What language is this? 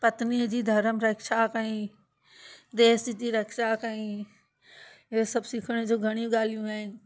Sindhi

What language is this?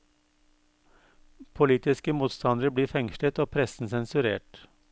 Norwegian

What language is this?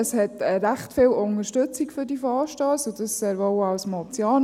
Swiss German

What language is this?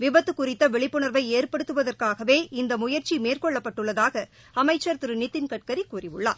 Tamil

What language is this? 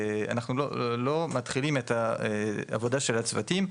Hebrew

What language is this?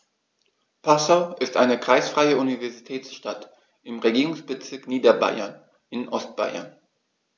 German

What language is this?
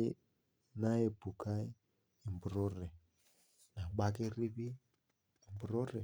Masai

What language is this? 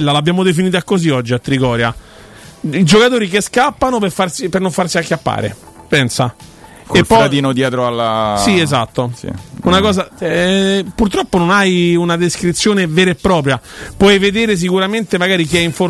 Italian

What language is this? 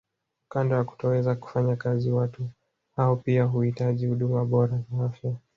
Swahili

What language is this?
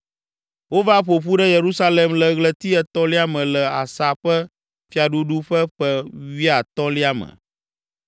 Ewe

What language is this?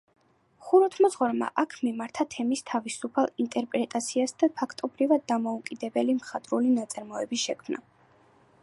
Georgian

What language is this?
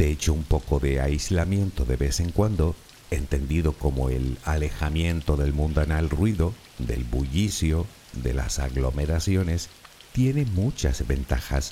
Spanish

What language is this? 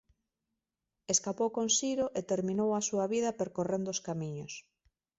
Galician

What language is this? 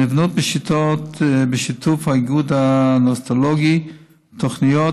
Hebrew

